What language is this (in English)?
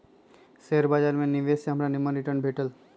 Magahi